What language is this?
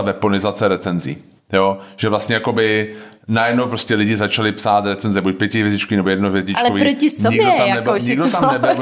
Czech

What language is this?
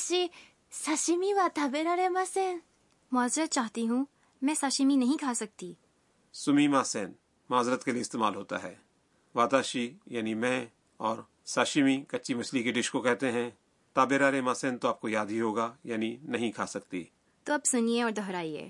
Urdu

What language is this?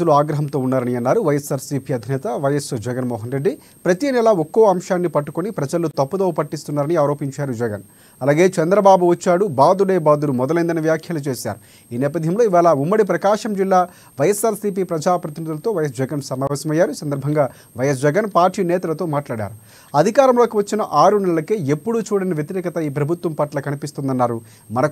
Telugu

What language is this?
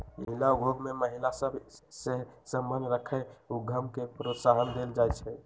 Magahi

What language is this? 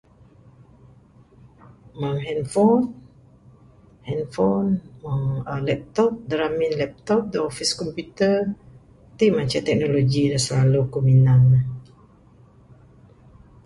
Bukar-Sadung Bidayuh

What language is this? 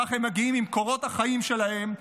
Hebrew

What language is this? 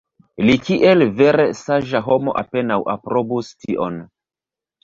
Esperanto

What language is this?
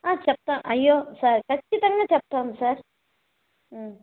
Telugu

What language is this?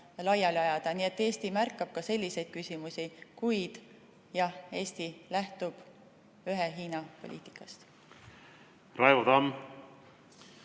Estonian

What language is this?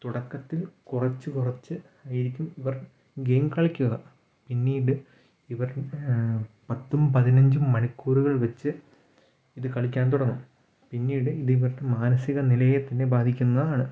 Malayalam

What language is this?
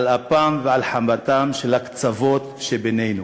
Hebrew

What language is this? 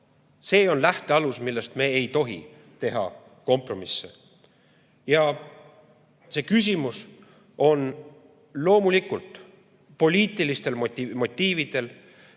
Estonian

